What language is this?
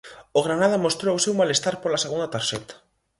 Galician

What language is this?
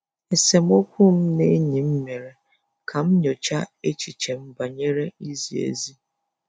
Igbo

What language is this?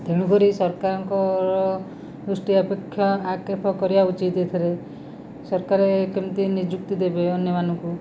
Odia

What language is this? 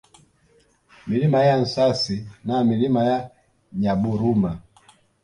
Swahili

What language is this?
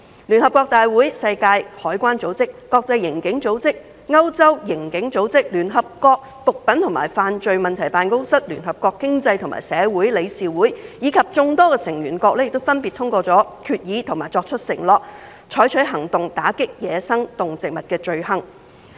Cantonese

